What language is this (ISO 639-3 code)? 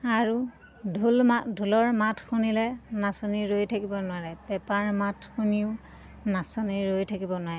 asm